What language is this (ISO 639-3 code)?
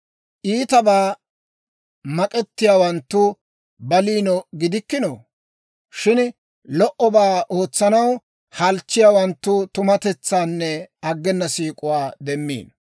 dwr